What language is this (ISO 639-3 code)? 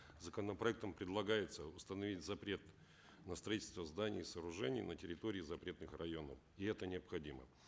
kaz